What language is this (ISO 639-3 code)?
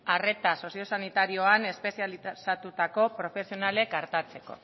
eus